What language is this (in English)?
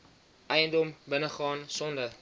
Afrikaans